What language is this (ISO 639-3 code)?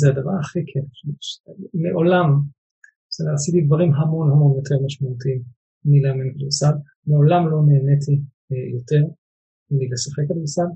heb